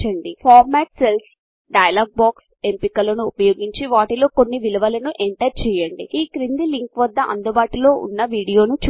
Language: Telugu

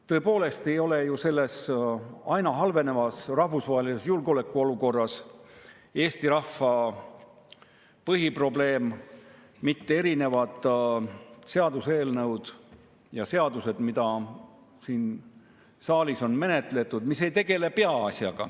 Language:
Estonian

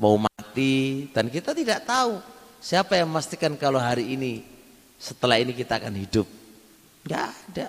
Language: Indonesian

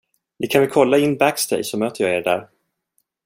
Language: Swedish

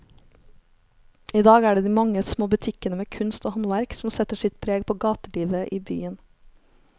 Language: Norwegian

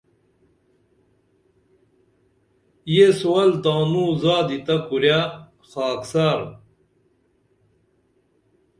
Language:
Dameli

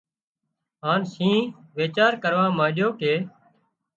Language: Wadiyara Koli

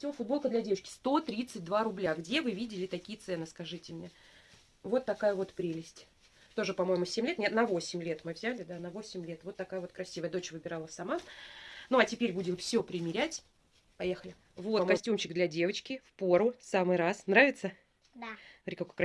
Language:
Russian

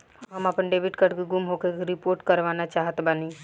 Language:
Bhojpuri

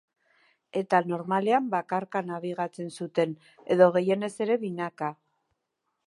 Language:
Basque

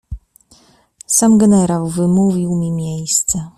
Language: Polish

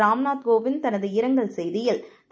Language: Tamil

